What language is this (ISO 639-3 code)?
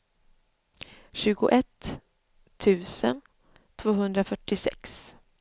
swe